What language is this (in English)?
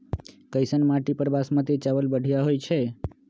Magahi